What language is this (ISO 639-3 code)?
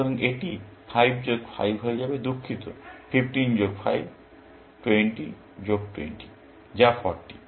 ben